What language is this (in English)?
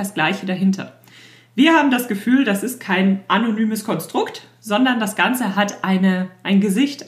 German